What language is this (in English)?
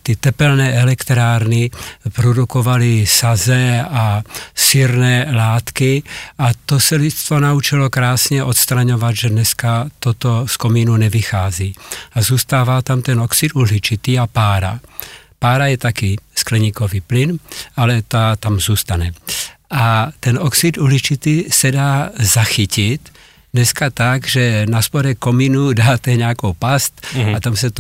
Czech